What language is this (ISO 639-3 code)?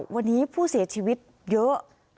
tha